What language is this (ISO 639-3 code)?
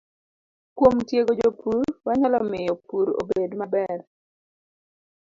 luo